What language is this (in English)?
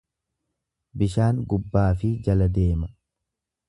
Oromo